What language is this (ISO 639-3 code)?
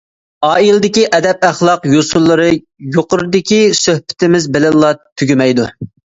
uig